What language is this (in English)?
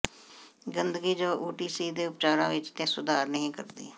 Punjabi